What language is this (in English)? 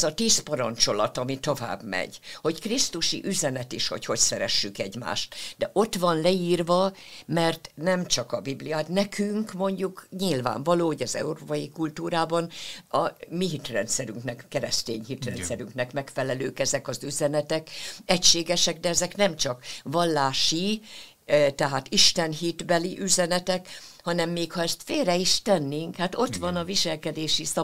Hungarian